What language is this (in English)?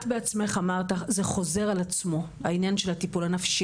Hebrew